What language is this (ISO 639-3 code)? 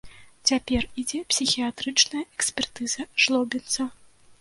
bel